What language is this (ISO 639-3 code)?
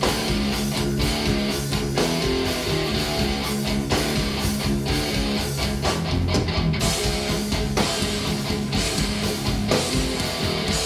eng